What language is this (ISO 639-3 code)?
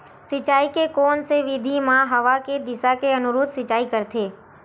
hne